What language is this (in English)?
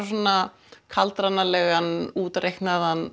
Icelandic